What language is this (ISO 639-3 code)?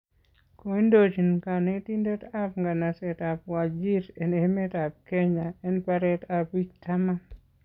kln